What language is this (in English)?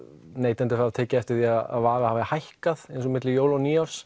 Icelandic